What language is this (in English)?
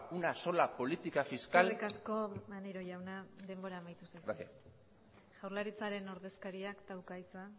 Basque